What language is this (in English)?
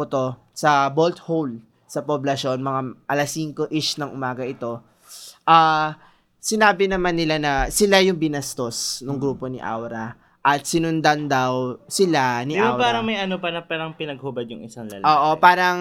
Filipino